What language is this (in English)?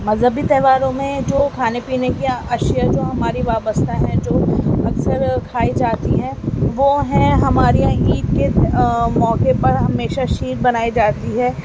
Urdu